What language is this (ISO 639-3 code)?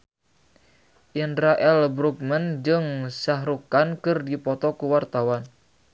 sun